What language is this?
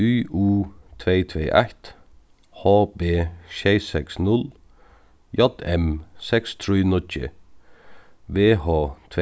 Faroese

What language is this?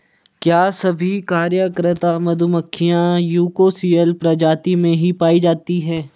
Hindi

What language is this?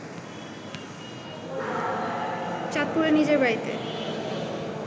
Bangla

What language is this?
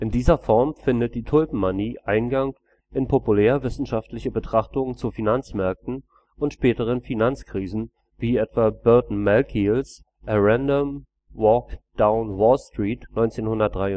German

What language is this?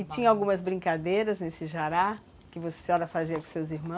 Portuguese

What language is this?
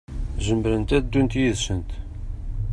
Kabyle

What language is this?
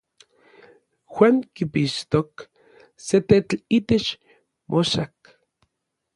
Orizaba Nahuatl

